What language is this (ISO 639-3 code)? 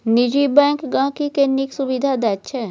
mai